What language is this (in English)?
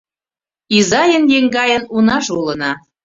Mari